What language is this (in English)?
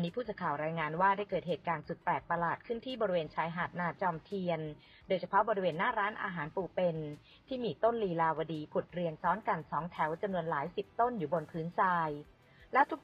Thai